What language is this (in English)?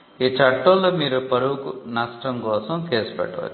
Telugu